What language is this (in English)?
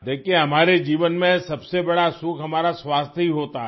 Urdu